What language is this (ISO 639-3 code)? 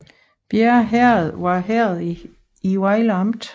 dan